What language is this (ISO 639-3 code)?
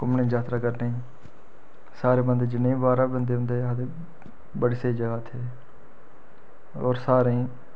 doi